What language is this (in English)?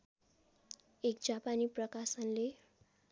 Nepali